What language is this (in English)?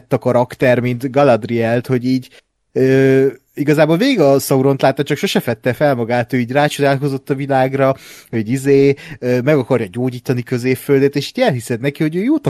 Hungarian